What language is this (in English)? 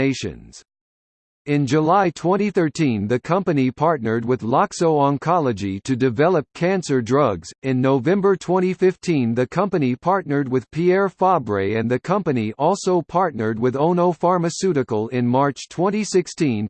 English